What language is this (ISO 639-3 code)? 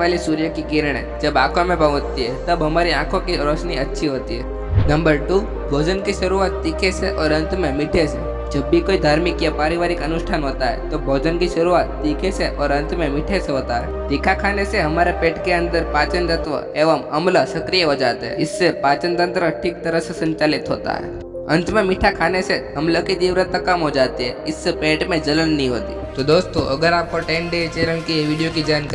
hin